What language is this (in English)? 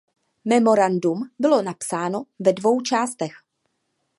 Czech